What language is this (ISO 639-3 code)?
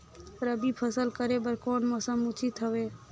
hne